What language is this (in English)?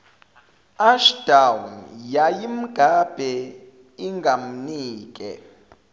Zulu